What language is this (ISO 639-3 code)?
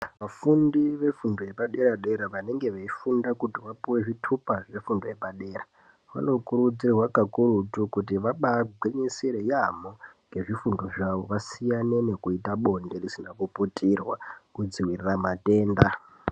ndc